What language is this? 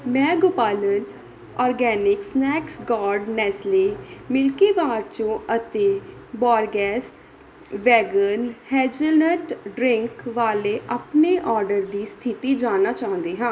Punjabi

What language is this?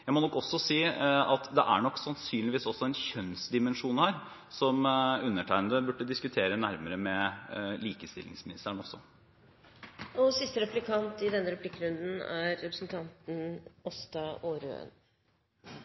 Norwegian Bokmål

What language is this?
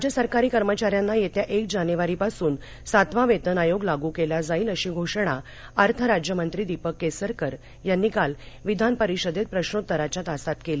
Marathi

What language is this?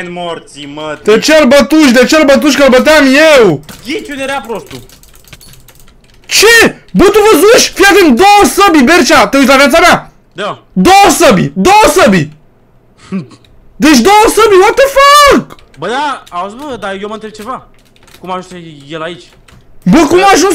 Romanian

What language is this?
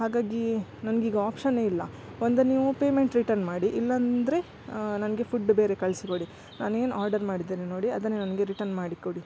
Kannada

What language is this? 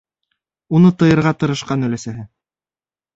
Bashkir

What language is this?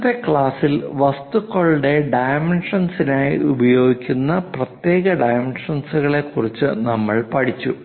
Malayalam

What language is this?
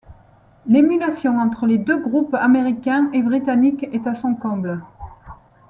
French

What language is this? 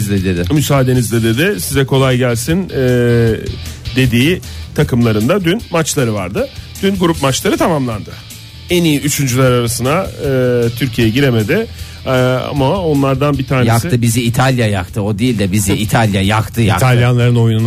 Turkish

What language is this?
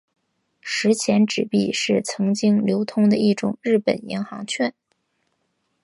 Chinese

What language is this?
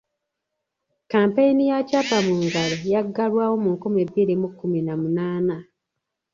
Ganda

